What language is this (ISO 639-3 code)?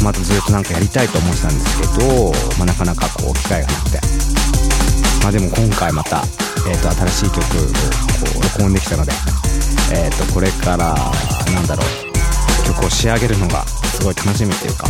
jpn